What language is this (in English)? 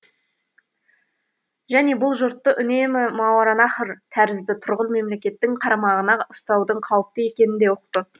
Kazakh